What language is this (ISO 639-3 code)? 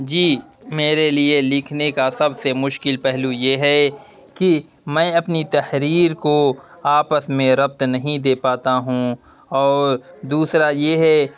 urd